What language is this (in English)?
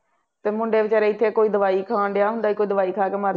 Punjabi